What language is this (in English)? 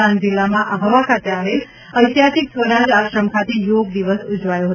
Gujarati